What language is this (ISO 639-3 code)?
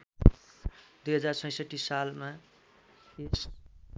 nep